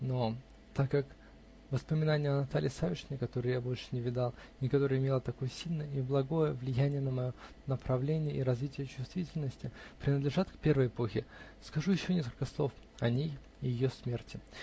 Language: Russian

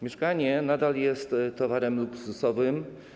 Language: Polish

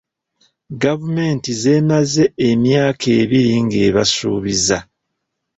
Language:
Ganda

